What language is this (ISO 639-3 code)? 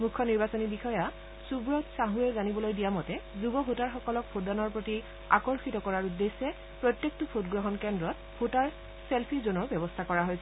asm